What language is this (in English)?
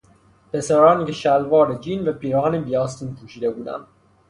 Persian